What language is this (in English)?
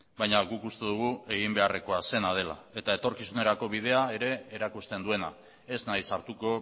Basque